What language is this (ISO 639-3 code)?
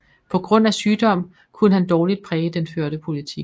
dan